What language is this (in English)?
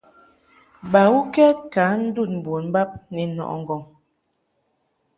Mungaka